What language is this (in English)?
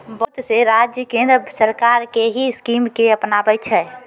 Maithili